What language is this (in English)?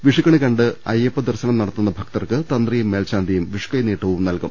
Malayalam